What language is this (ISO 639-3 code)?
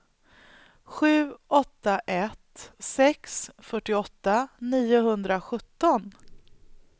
swe